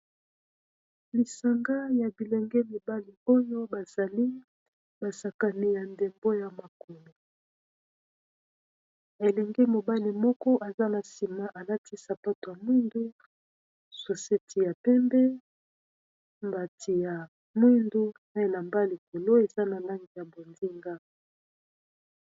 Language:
Lingala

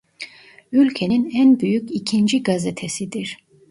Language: Turkish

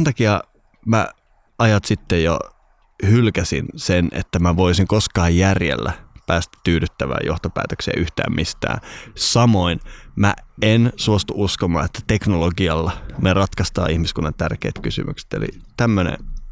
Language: Finnish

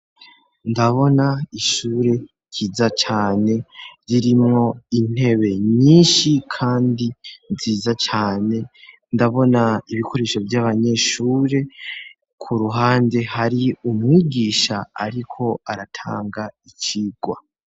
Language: Rundi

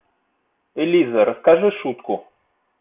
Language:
Russian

